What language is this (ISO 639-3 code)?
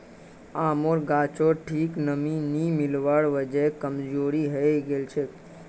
mag